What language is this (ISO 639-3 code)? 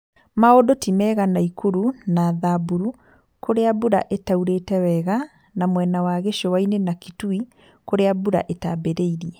kik